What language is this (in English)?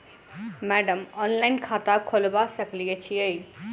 Maithili